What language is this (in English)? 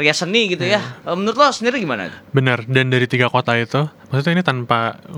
Indonesian